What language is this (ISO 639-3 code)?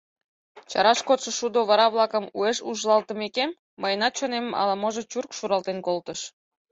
chm